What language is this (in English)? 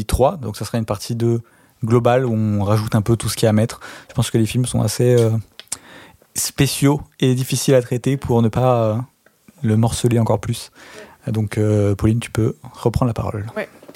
French